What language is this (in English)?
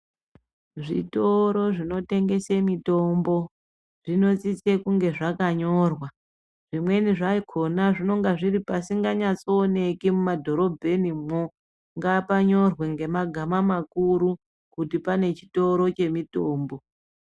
Ndau